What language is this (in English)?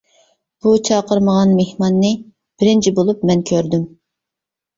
Uyghur